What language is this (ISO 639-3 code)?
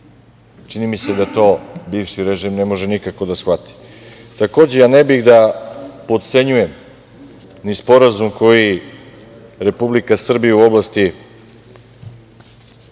srp